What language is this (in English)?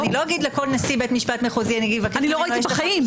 Hebrew